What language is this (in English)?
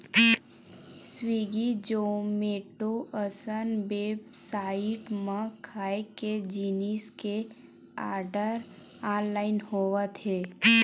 Chhattisgarhi